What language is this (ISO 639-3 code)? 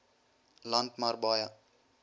afr